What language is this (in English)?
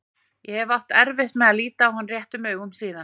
Icelandic